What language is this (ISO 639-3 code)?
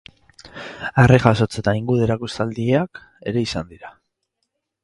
eus